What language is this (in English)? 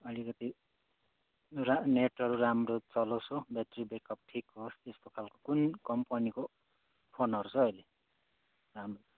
Nepali